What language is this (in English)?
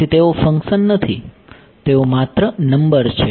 Gujarati